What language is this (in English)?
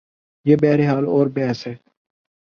Urdu